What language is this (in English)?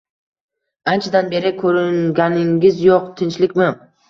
Uzbek